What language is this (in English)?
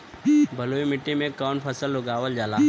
Bhojpuri